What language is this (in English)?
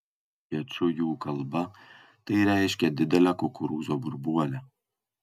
Lithuanian